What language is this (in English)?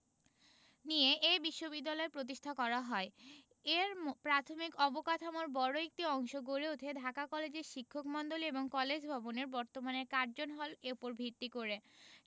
Bangla